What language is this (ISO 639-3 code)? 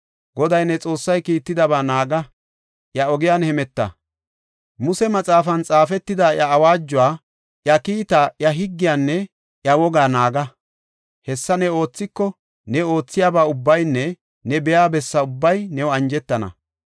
gof